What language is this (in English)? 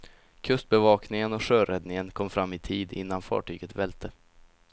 Swedish